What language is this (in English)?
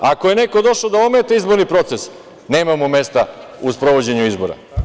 Serbian